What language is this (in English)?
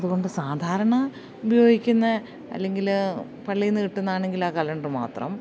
Malayalam